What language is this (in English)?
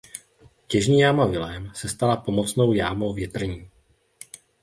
Czech